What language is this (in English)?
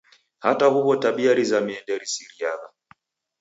Taita